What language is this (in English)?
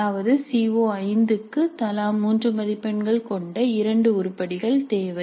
Tamil